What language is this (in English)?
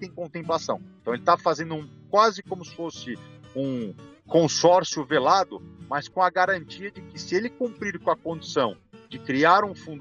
Portuguese